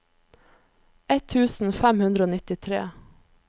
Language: Norwegian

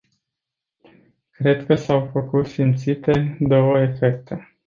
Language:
Romanian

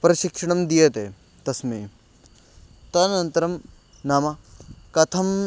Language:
Sanskrit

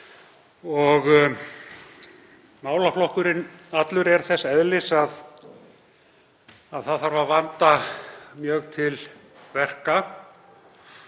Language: Icelandic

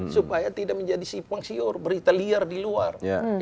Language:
Indonesian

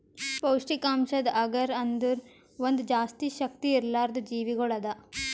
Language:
Kannada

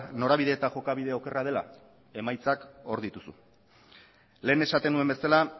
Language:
Basque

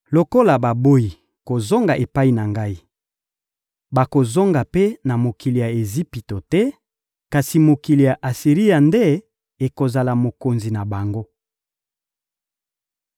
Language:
Lingala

